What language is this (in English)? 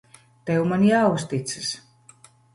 Latvian